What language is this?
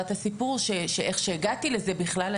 Hebrew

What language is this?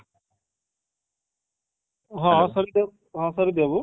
Odia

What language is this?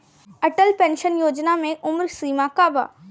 Bhojpuri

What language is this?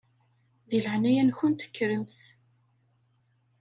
Kabyle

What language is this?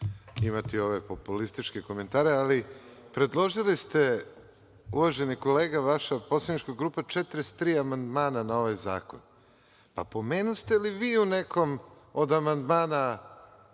Serbian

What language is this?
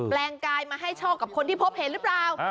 Thai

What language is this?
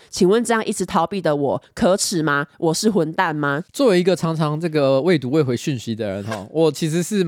Chinese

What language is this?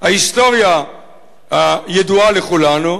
Hebrew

